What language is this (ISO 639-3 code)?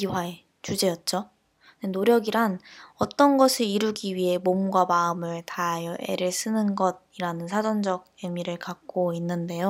kor